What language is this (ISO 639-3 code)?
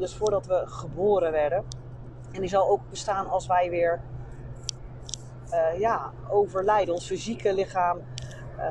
nld